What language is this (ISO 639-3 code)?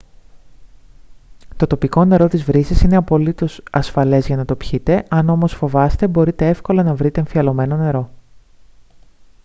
ell